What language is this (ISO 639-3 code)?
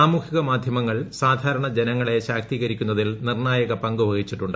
mal